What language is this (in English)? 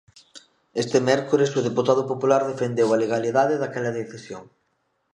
Galician